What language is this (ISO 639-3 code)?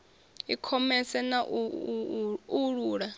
ven